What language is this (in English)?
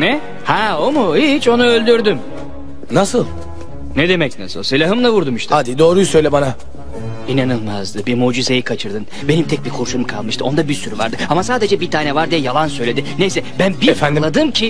Turkish